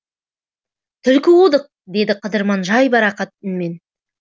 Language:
Kazakh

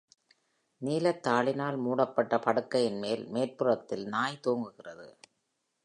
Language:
Tamil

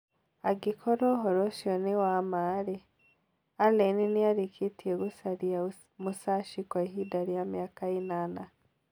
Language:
Kikuyu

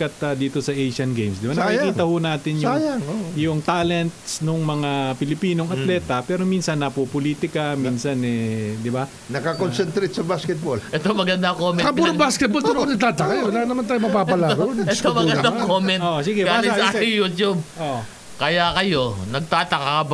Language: Filipino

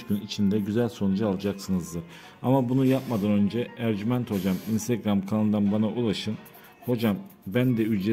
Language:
Turkish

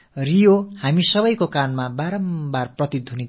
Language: Tamil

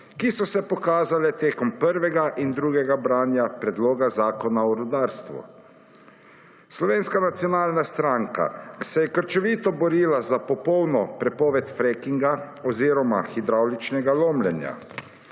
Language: Slovenian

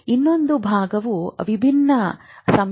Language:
Kannada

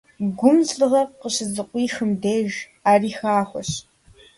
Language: Kabardian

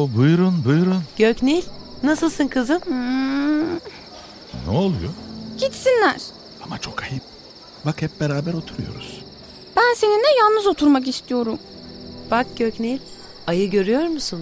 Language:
Turkish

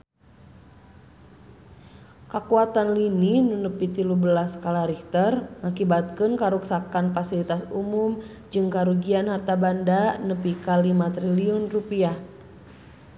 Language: Sundanese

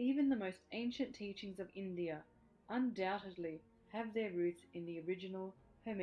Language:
English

